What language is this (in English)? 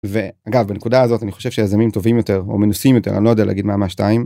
Hebrew